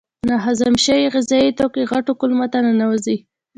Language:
Pashto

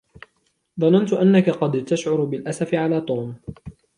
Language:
Arabic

